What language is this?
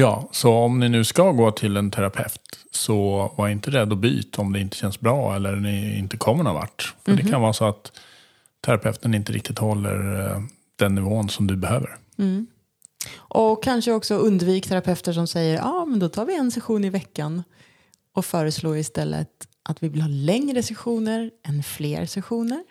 Swedish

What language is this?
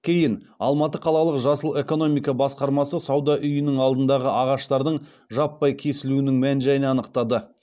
Kazakh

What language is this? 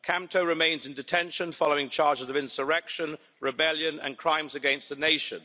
English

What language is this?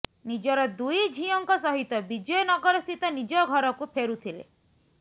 Odia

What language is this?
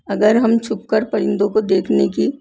Urdu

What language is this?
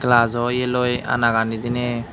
Chakma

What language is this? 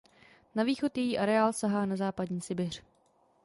Czech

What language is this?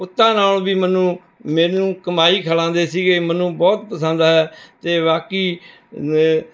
Punjabi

